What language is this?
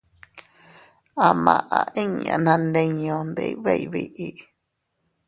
Teutila Cuicatec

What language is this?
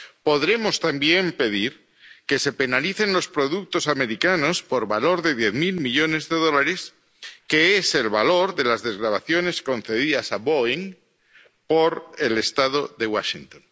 Spanish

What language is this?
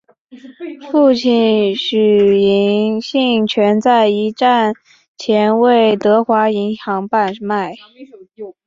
Chinese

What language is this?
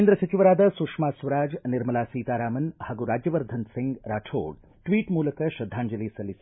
Kannada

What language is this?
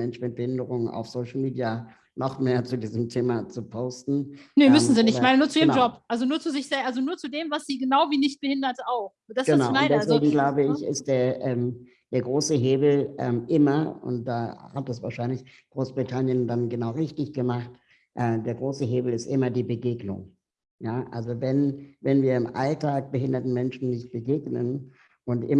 German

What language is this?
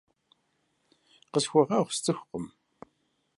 Kabardian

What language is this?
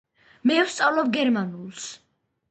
Georgian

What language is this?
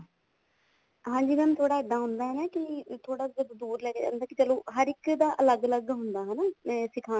Punjabi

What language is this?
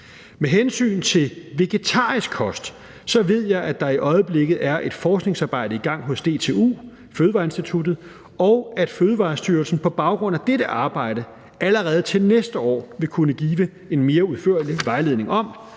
Danish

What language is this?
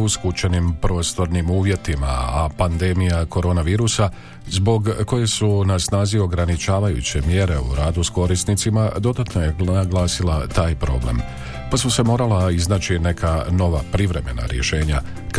Croatian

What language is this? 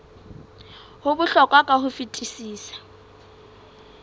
Southern Sotho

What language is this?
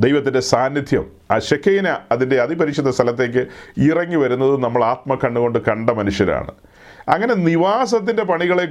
Malayalam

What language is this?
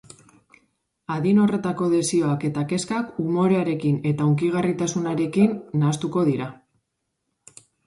Basque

